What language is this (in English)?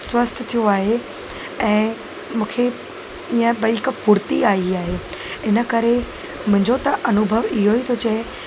Sindhi